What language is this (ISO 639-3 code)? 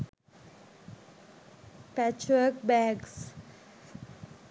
sin